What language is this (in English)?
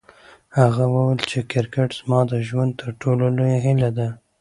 Pashto